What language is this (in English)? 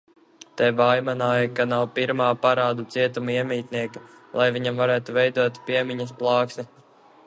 Latvian